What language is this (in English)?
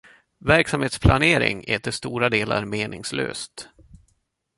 Swedish